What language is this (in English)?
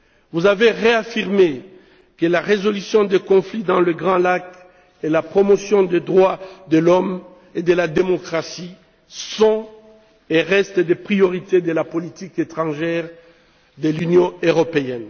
French